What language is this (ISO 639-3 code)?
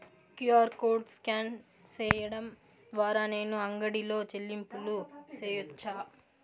tel